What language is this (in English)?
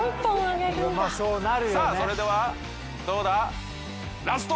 Japanese